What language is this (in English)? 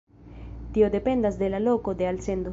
Esperanto